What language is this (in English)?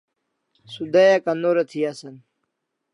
Kalasha